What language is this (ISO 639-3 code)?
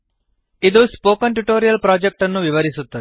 kan